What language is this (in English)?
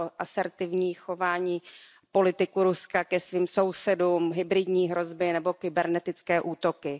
Czech